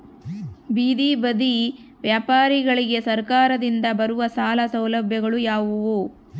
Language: Kannada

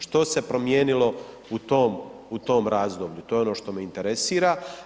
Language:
Croatian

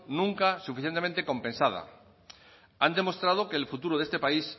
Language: Spanish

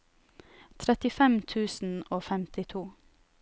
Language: Norwegian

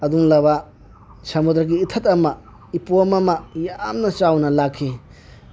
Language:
Manipuri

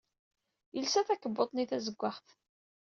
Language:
Kabyle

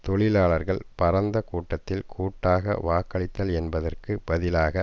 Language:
Tamil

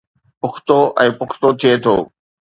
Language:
Sindhi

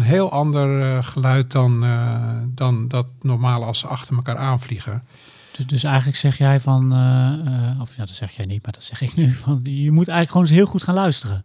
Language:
Dutch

